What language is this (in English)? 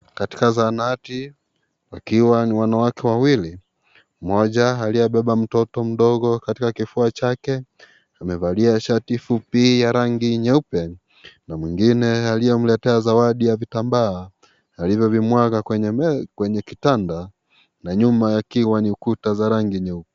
Swahili